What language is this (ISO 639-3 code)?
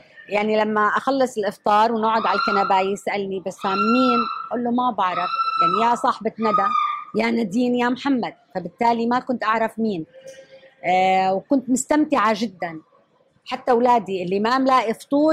ara